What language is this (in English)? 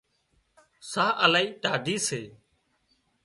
Wadiyara Koli